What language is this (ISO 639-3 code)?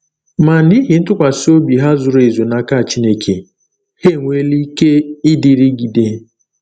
ibo